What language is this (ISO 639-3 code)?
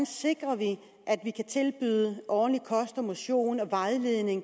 dan